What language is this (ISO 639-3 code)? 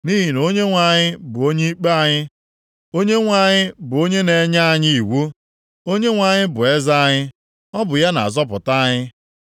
ibo